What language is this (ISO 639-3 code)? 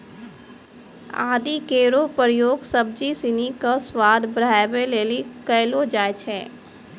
mai